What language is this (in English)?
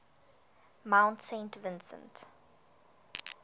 English